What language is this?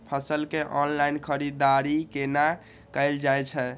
Maithili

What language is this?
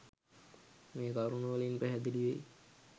Sinhala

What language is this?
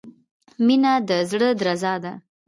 Pashto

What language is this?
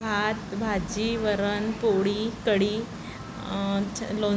Marathi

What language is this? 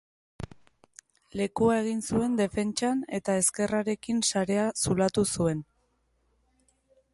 Basque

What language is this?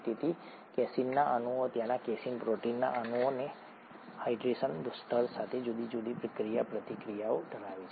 Gujarati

